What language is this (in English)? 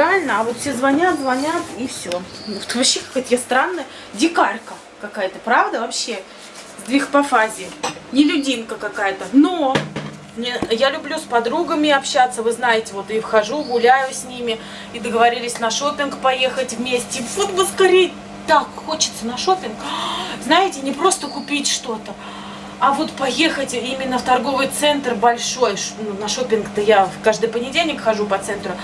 Russian